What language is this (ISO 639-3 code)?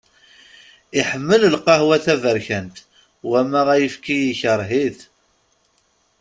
kab